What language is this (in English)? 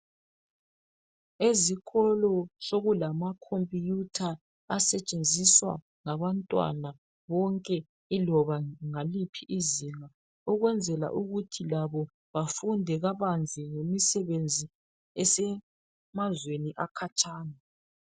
North Ndebele